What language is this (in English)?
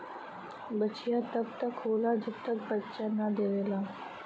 Bhojpuri